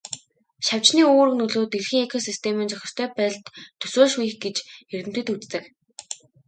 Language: Mongolian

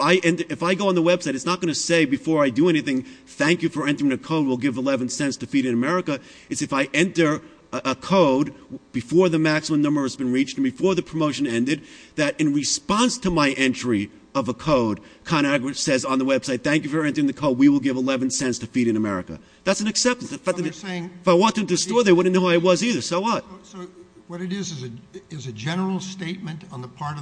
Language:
English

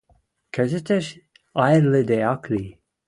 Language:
Western Mari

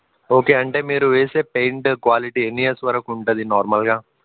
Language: Telugu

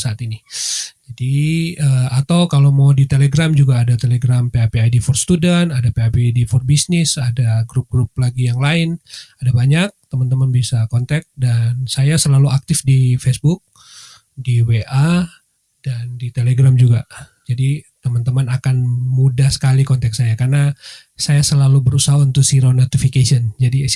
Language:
Indonesian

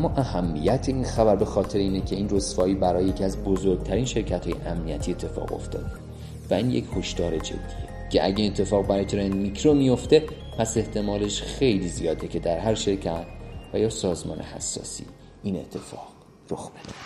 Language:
Persian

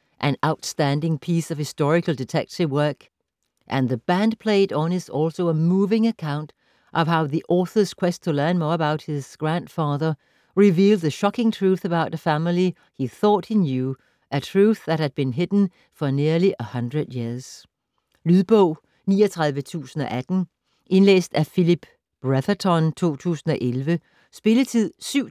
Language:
Danish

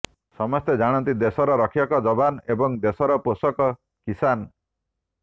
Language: Odia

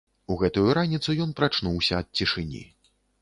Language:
Belarusian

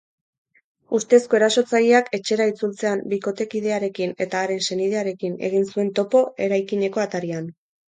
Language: Basque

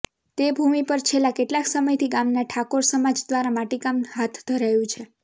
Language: Gujarati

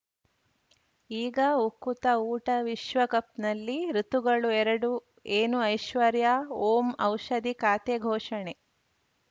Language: Kannada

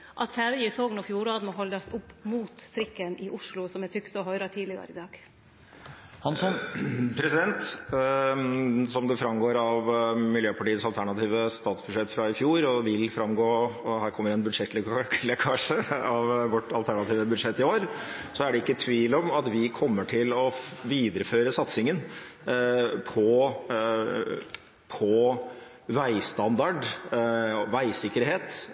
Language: Norwegian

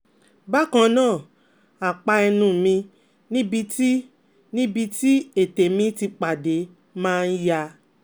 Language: Yoruba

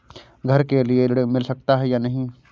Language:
Hindi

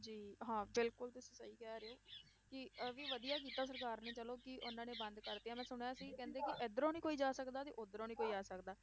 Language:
Punjabi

